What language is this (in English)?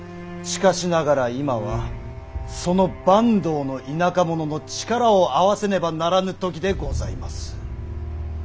Japanese